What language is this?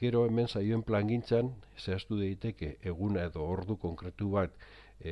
Basque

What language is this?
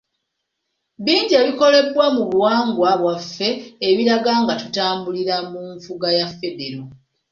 Ganda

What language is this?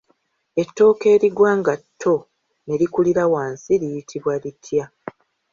Ganda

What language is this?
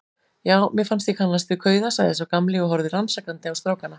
Icelandic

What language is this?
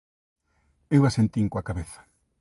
Galician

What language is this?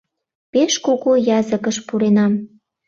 Mari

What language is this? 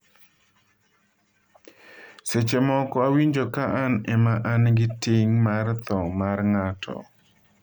Luo (Kenya and Tanzania)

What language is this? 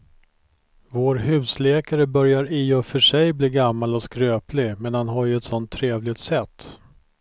Swedish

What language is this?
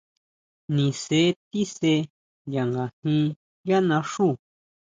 Huautla Mazatec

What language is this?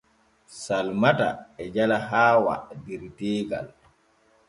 Borgu Fulfulde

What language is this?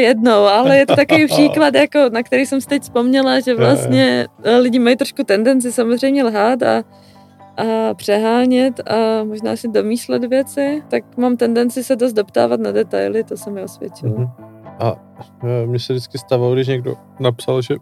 Czech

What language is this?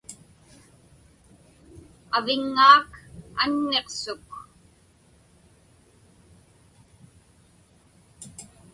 Inupiaq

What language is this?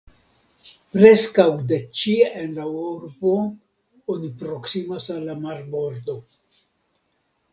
Esperanto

